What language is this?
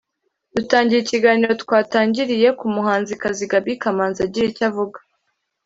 Kinyarwanda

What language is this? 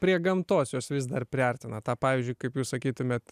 Lithuanian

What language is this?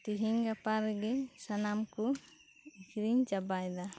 Santali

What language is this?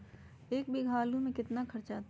Magahi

